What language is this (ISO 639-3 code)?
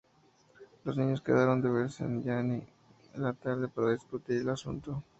spa